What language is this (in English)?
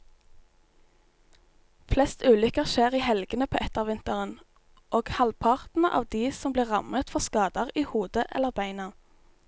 Norwegian